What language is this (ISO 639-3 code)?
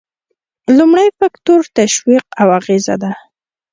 pus